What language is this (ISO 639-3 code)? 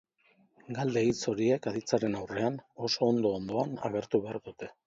eus